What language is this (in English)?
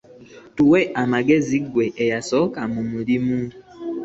Ganda